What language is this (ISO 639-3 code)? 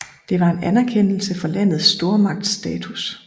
dan